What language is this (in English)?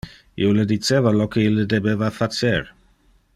Interlingua